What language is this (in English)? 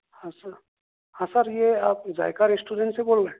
Urdu